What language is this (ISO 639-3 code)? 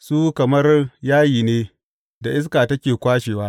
hau